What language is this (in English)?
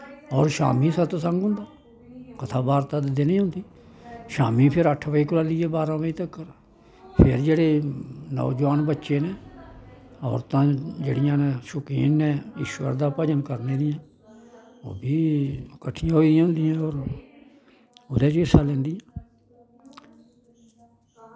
Dogri